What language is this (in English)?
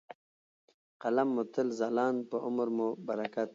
Pashto